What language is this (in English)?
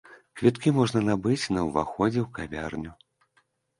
Belarusian